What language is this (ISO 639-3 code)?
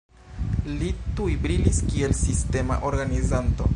epo